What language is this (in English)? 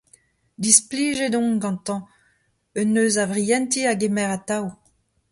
Breton